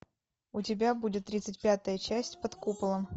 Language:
Russian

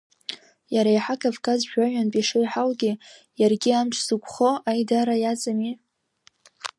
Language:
Abkhazian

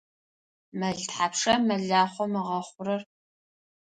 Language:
Adyghe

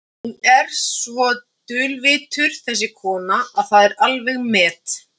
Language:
Icelandic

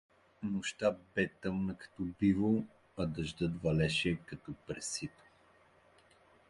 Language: Bulgarian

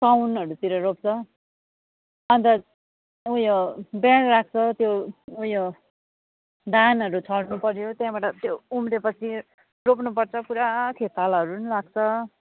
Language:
Nepali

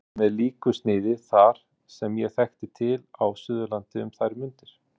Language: Icelandic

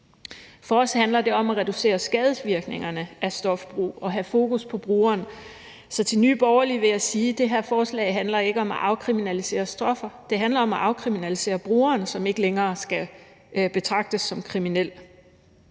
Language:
Danish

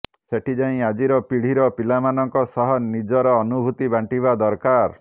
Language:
Odia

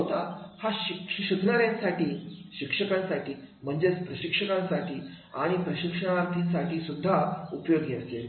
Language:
Marathi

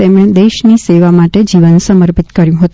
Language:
Gujarati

